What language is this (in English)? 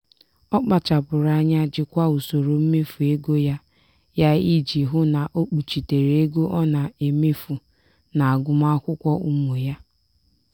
Igbo